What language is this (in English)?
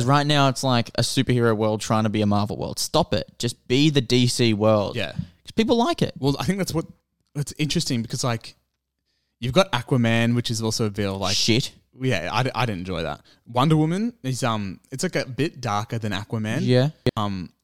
English